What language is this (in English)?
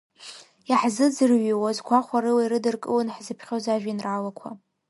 Abkhazian